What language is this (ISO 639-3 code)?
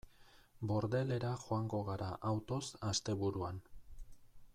eus